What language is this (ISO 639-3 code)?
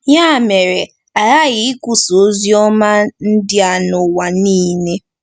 ibo